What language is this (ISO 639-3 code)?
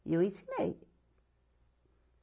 por